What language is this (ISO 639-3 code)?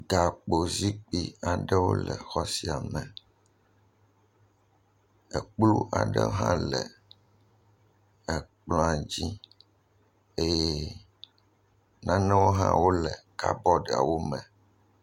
ewe